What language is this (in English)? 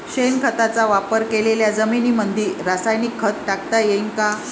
Marathi